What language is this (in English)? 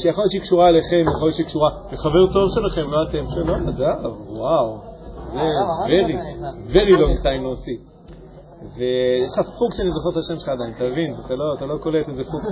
Hebrew